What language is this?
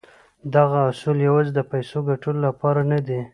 Pashto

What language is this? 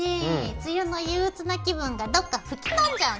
Japanese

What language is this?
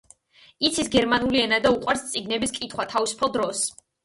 Georgian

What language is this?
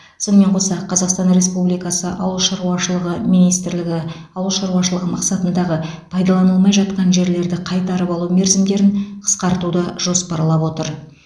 Kazakh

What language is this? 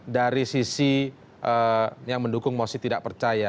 Indonesian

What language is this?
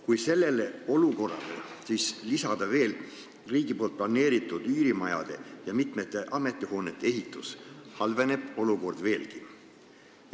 Estonian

